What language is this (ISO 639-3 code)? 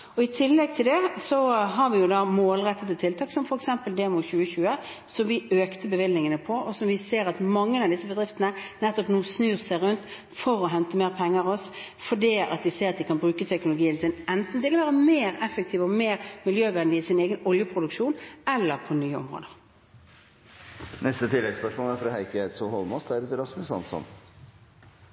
nor